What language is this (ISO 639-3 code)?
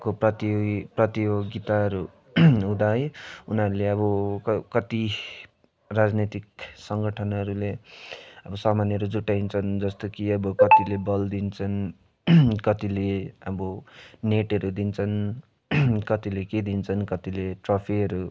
nep